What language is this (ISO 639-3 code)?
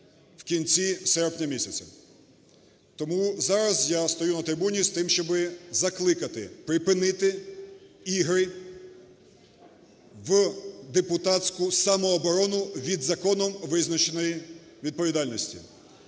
ukr